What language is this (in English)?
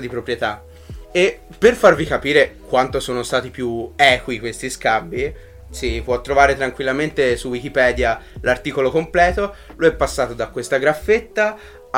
Italian